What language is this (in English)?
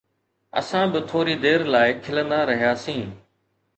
Sindhi